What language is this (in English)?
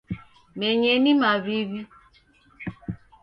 Taita